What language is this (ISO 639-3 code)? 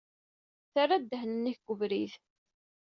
kab